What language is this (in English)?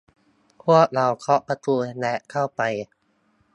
Thai